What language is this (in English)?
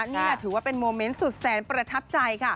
Thai